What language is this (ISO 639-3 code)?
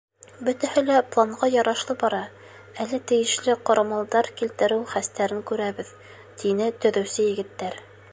bak